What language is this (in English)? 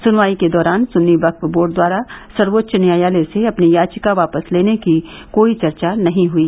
Hindi